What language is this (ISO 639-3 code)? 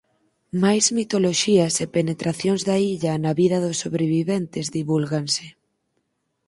glg